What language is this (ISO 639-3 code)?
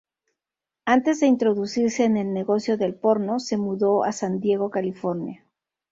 spa